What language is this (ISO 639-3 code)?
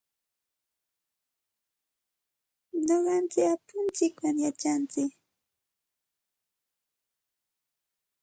qxt